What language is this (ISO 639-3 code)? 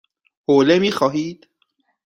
fas